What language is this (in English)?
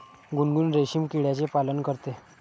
Marathi